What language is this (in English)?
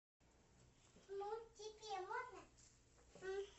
Russian